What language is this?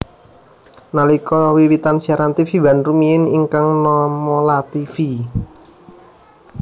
Javanese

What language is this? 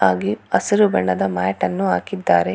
Kannada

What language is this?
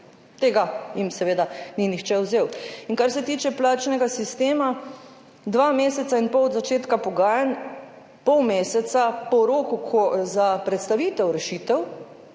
Slovenian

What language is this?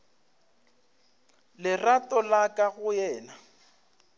Northern Sotho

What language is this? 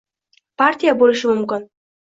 Uzbek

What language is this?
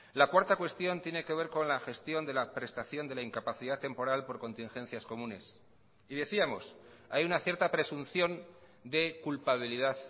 Spanish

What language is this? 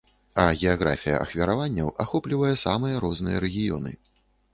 Belarusian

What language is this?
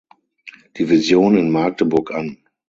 German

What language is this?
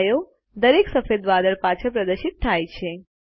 Gujarati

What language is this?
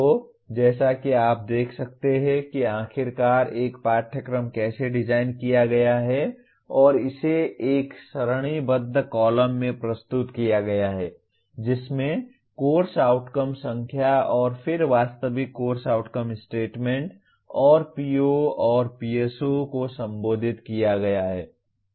Hindi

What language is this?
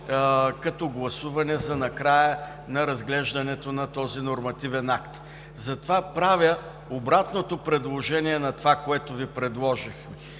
Bulgarian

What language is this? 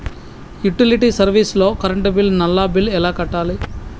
Telugu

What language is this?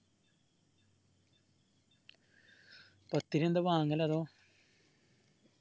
Malayalam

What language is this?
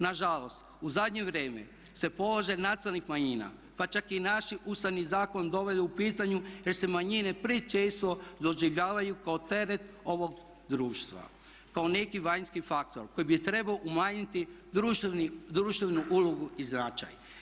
Croatian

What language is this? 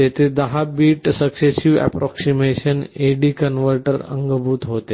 Marathi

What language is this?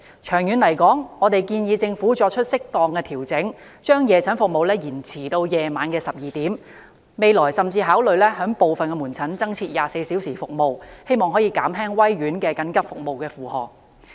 Cantonese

